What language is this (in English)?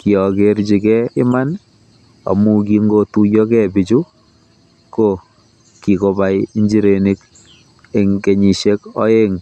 Kalenjin